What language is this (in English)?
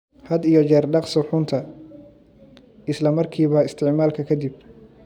Somali